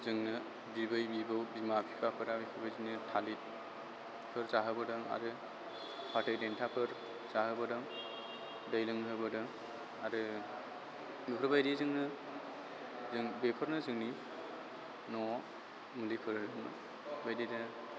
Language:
Bodo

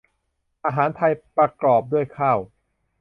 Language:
Thai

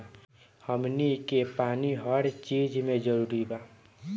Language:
Bhojpuri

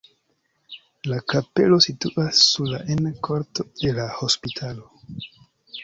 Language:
Esperanto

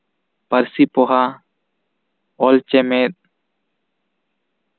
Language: Santali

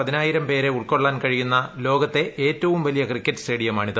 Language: Malayalam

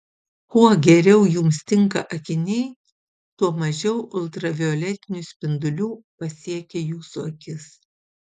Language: Lithuanian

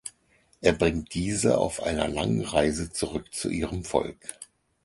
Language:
German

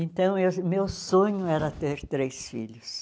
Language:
Portuguese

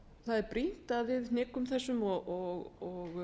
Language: Icelandic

